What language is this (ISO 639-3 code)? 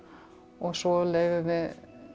isl